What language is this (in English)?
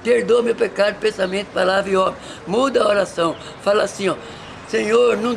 Portuguese